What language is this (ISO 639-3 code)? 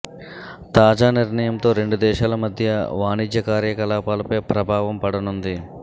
tel